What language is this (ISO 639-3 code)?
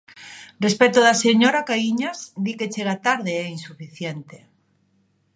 glg